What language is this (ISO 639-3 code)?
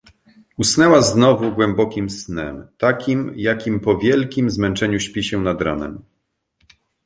pol